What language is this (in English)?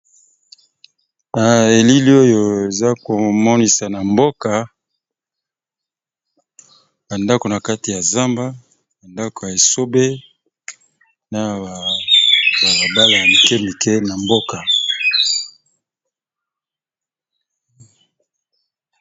Lingala